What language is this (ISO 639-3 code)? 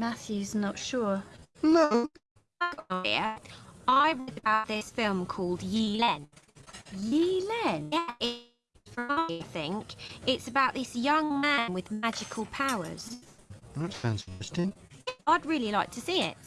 ind